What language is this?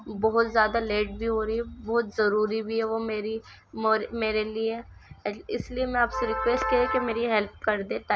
Urdu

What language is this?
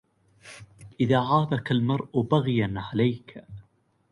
Arabic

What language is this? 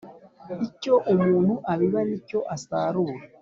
Kinyarwanda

